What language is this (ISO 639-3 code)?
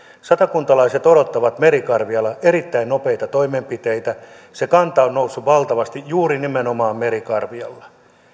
fin